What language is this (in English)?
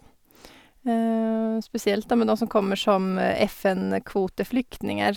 Norwegian